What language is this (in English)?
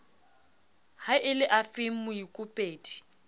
Southern Sotho